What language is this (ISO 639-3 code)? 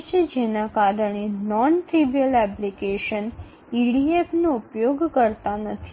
ben